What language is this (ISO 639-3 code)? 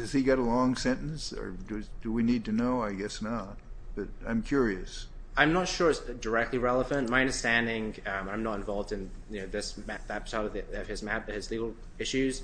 eng